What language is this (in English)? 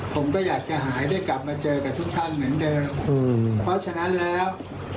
Thai